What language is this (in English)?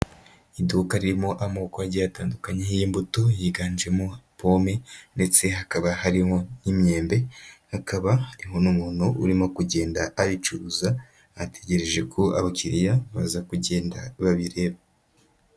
Kinyarwanda